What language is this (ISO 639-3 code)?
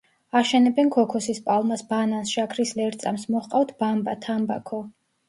kat